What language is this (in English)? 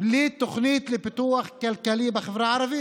Hebrew